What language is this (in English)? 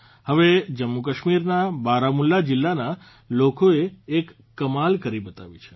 Gujarati